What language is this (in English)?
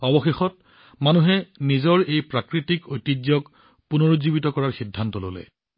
Assamese